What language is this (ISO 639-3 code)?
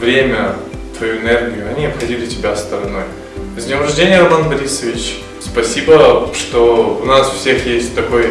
rus